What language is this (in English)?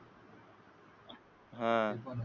Marathi